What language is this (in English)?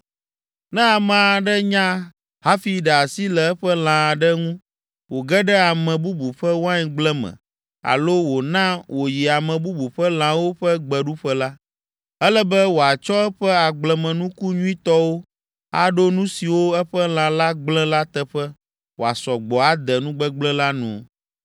Ewe